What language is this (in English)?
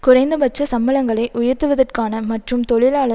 Tamil